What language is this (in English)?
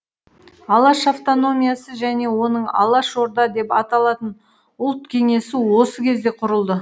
Kazakh